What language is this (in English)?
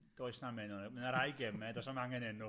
Welsh